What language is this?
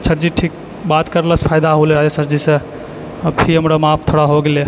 Maithili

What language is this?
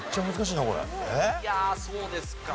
Japanese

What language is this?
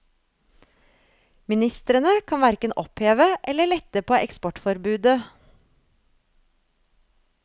Norwegian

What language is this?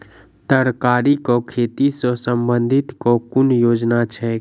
Maithili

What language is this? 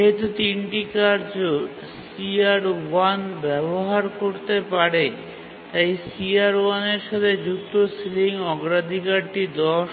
Bangla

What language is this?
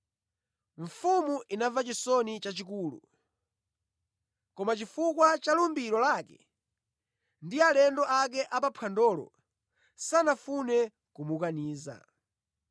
Nyanja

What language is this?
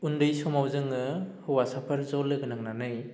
Bodo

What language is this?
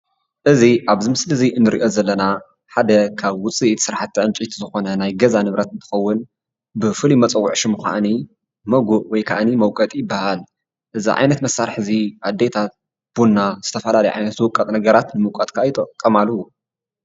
Tigrinya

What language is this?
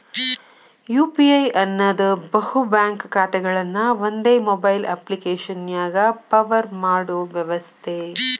Kannada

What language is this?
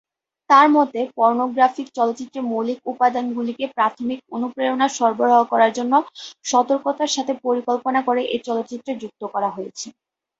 Bangla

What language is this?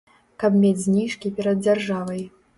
Belarusian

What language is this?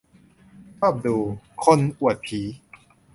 Thai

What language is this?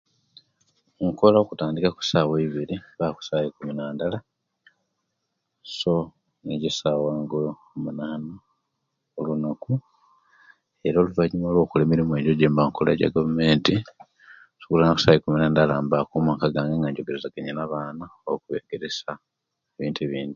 Kenyi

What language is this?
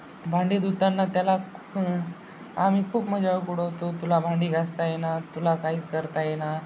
Marathi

